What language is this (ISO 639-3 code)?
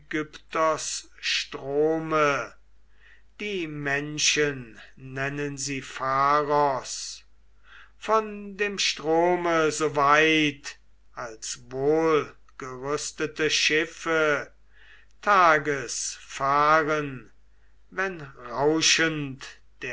deu